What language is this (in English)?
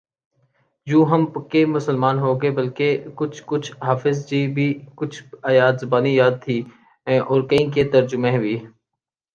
Urdu